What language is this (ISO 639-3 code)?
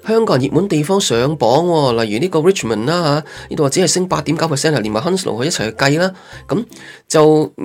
zho